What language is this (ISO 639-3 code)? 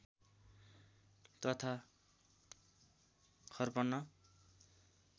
nep